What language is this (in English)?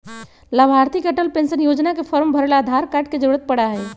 Magahi